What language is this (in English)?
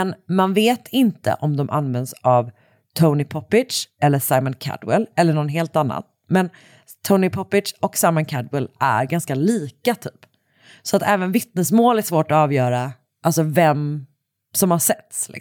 Swedish